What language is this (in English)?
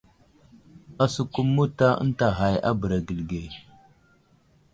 Wuzlam